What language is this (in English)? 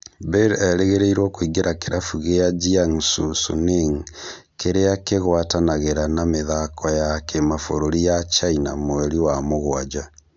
Kikuyu